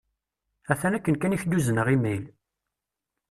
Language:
Kabyle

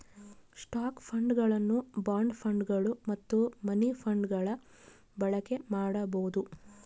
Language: Kannada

